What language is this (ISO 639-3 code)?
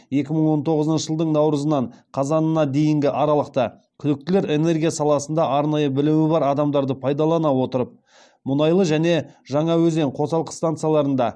kaz